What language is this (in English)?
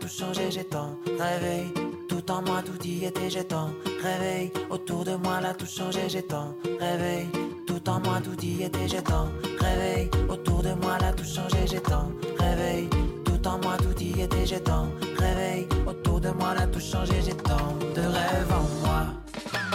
French